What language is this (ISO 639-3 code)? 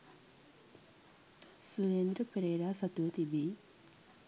sin